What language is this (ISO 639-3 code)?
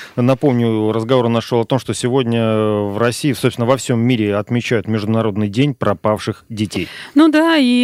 rus